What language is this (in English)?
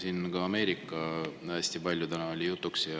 Estonian